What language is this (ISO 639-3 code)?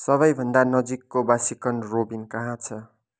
nep